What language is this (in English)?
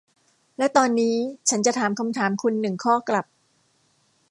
Thai